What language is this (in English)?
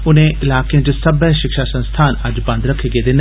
Dogri